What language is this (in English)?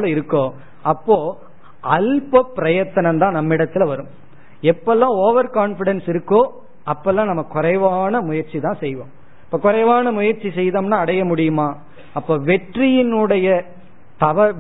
Tamil